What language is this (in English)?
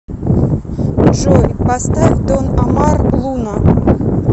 Russian